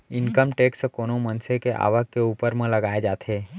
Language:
Chhattisgarhi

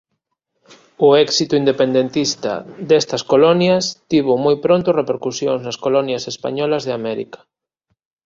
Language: Galician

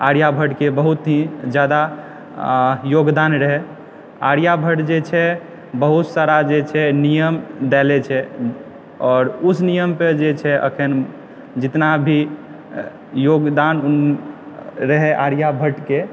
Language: Maithili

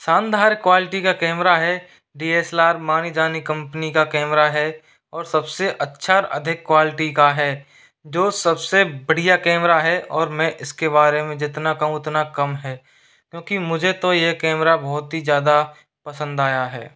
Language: Hindi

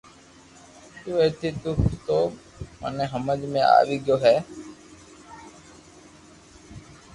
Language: Loarki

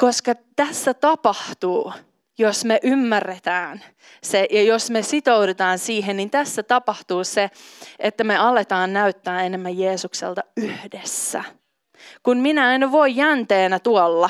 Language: Finnish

